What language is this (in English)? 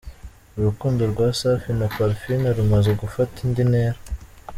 Kinyarwanda